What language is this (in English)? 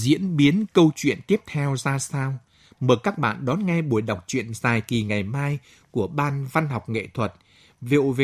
Vietnamese